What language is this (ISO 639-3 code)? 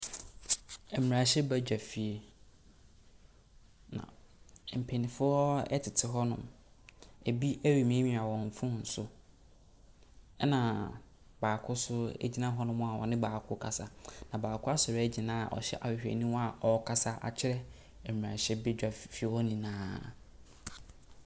aka